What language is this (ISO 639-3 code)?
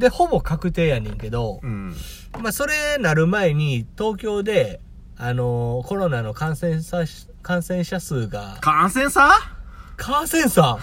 jpn